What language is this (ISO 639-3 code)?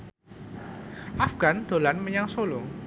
jav